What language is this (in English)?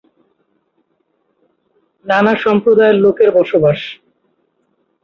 Bangla